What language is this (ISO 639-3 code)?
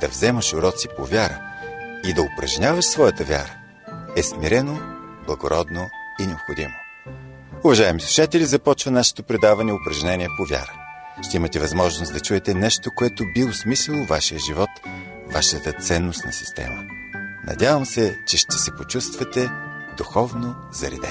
bul